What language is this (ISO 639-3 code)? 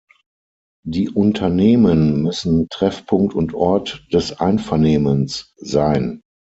deu